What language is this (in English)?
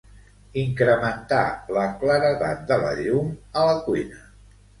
Catalan